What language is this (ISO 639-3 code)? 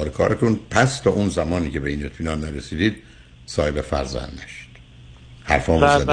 fas